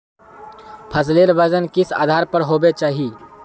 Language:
Magahi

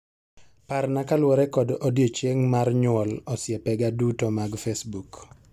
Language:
Luo (Kenya and Tanzania)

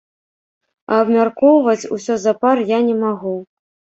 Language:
Belarusian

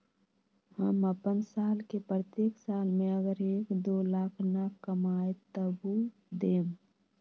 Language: Magahi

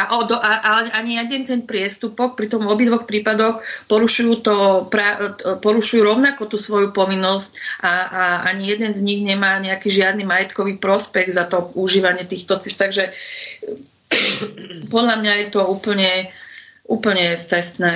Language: Slovak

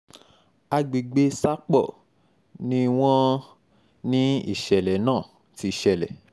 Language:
Yoruba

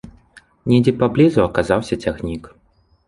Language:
Belarusian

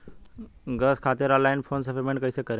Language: Bhojpuri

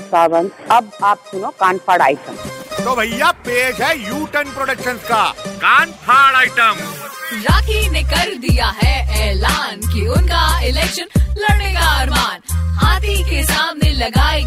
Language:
Hindi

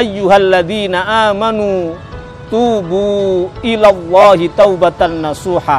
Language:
Indonesian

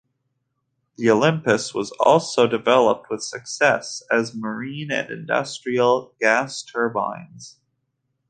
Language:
English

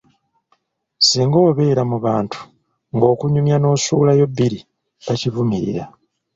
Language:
Ganda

